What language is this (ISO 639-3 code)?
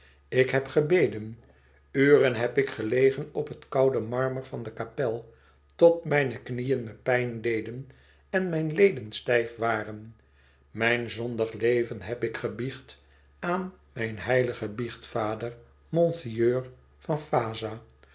nld